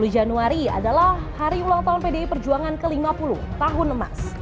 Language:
Indonesian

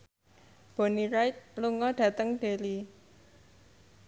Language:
Javanese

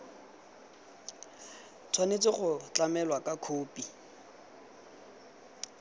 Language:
Tswana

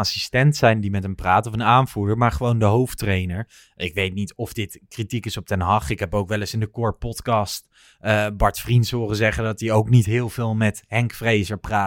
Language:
Dutch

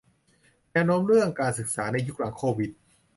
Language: Thai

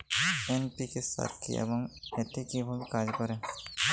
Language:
Bangla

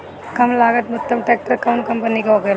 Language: Bhojpuri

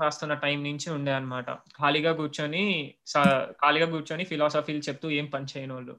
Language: Telugu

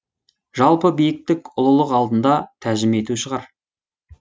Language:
Kazakh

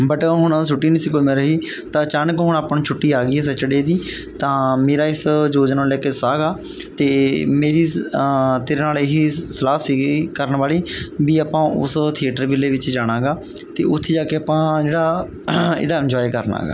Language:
Punjabi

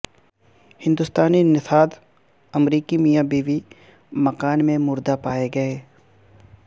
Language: Urdu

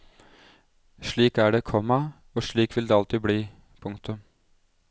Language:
Norwegian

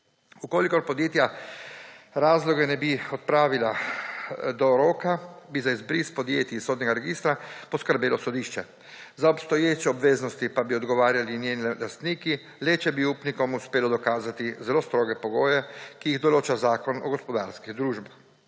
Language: Slovenian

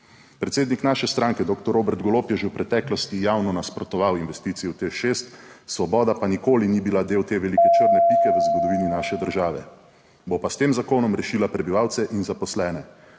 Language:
Slovenian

